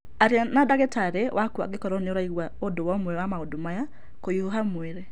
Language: Kikuyu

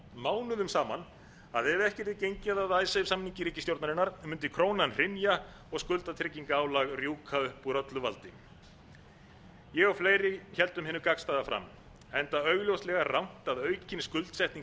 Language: Icelandic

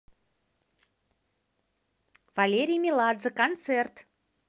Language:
Russian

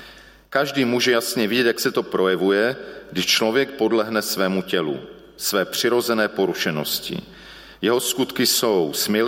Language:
Czech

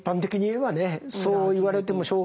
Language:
Japanese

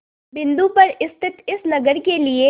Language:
Hindi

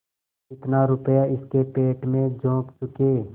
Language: Hindi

